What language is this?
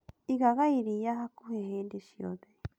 Kikuyu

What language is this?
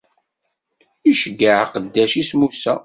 Kabyle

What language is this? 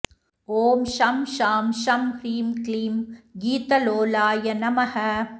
Sanskrit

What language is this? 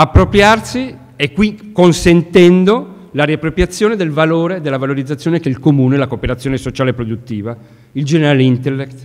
Italian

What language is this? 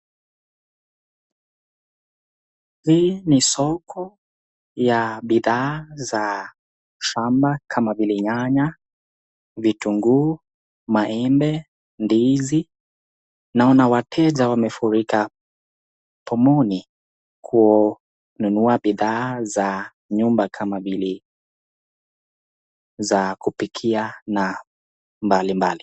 Swahili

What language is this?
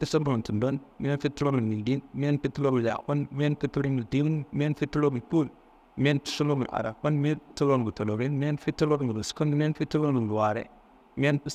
Kanembu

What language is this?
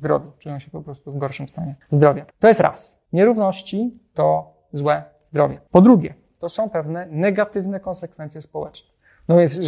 Polish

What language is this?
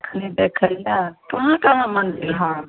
Maithili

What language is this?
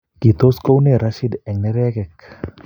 Kalenjin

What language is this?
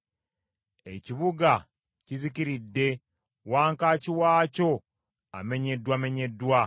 Ganda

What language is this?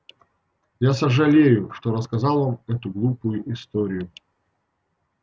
Russian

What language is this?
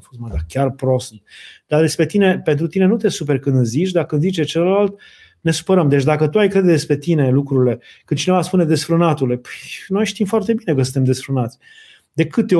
Romanian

